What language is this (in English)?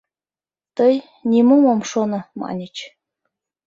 Mari